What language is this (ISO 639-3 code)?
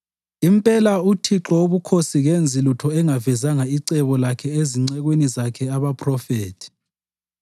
nde